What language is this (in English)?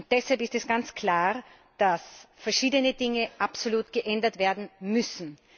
German